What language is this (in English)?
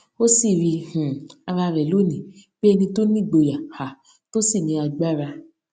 Yoruba